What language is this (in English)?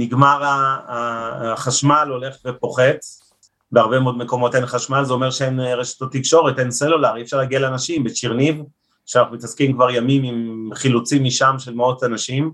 Hebrew